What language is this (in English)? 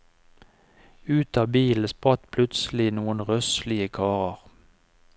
Norwegian